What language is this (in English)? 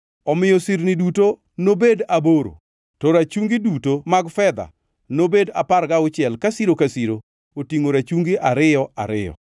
Luo (Kenya and Tanzania)